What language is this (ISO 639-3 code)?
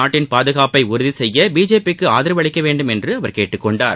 tam